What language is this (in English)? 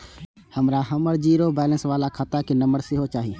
Maithili